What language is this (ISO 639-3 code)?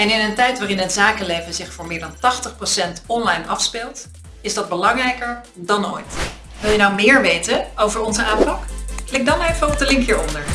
nld